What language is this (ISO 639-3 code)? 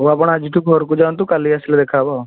ori